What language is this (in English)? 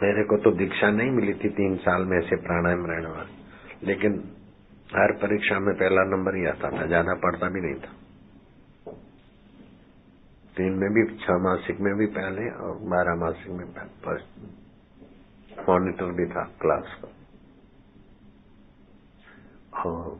Hindi